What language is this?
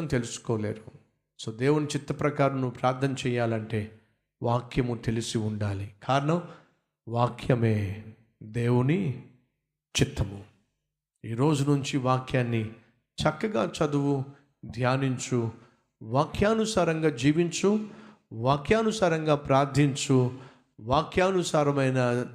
Telugu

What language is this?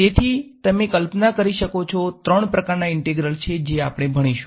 Gujarati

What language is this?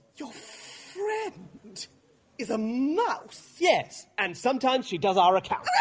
English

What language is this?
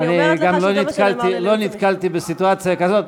Hebrew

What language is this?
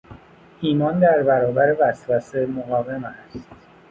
Persian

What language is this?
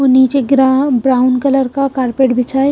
Hindi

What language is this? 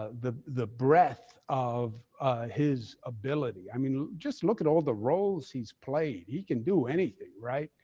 English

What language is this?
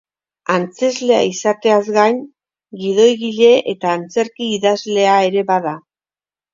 Basque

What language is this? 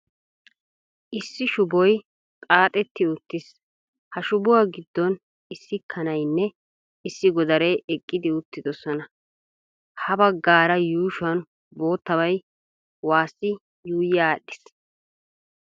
Wolaytta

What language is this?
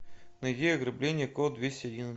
Russian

